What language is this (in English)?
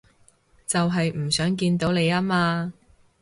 Cantonese